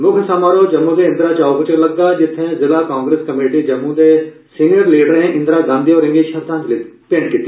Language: Dogri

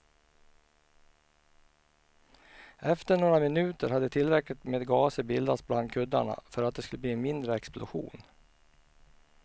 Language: Swedish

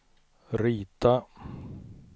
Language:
Swedish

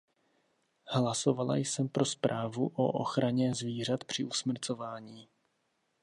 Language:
Czech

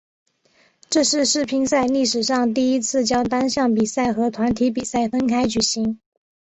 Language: Chinese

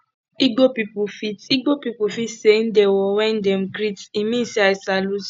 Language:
Nigerian Pidgin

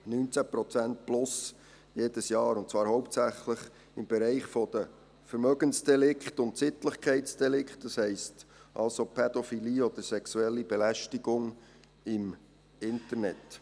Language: Swiss German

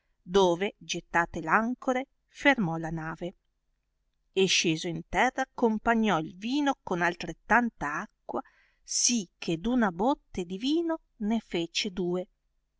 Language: Italian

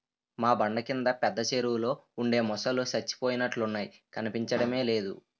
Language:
Telugu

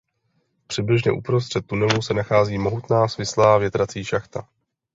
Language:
Czech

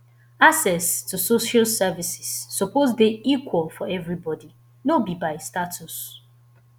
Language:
Nigerian Pidgin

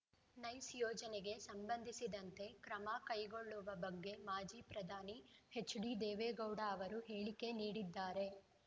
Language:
Kannada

